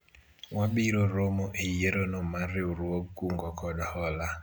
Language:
Luo (Kenya and Tanzania)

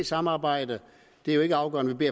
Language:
Danish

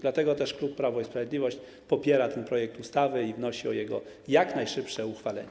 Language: Polish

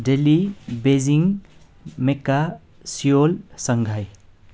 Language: Nepali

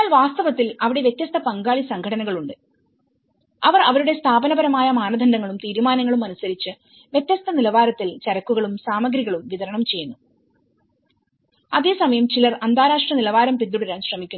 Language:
Malayalam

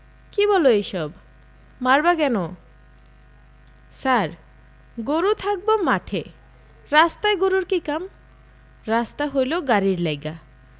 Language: Bangla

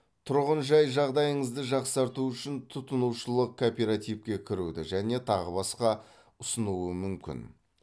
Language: Kazakh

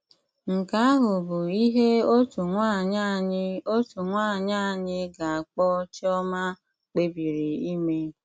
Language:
Igbo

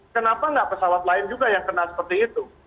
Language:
Indonesian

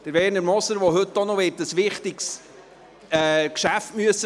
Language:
Swiss German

